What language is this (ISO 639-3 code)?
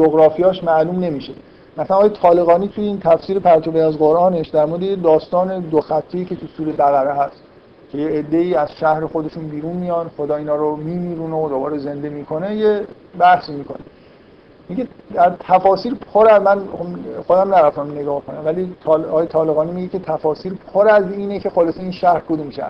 fas